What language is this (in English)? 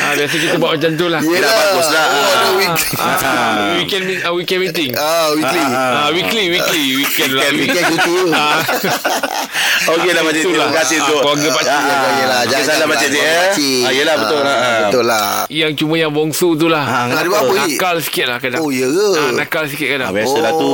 Malay